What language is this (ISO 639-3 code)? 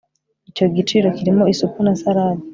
kin